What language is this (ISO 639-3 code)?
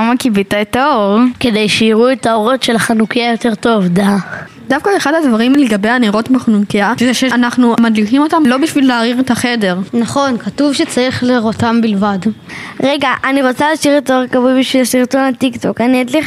heb